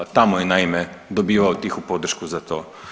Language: Croatian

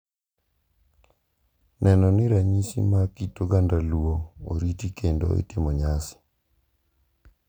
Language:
Luo (Kenya and Tanzania)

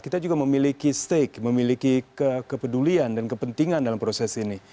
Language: Indonesian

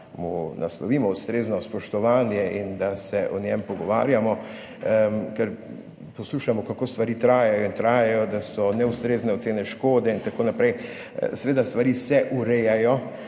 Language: Slovenian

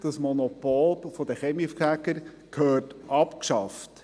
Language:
Swiss German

